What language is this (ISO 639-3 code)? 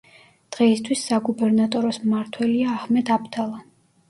kat